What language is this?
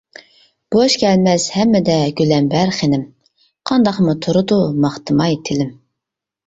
Uyghur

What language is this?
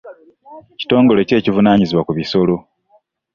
Ganda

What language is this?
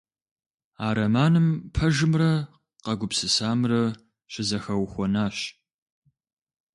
Kabardian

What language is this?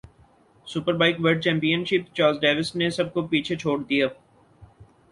Urdu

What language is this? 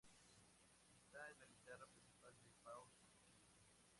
Spanish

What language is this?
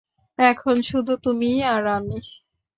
Bangla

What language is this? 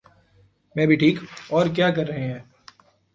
Urdu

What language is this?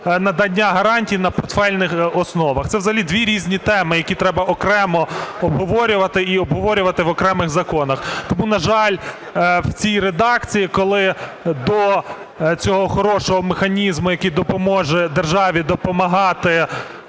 Ukrainian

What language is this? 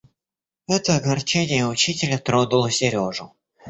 Russian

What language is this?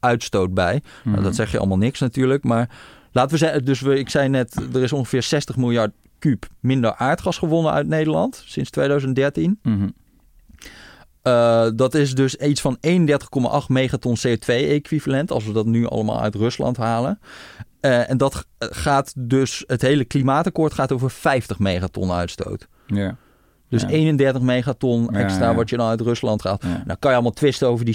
Dutch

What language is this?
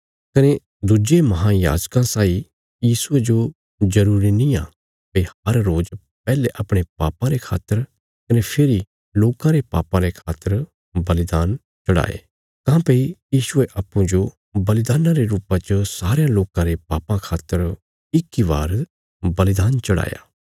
Bilaspuri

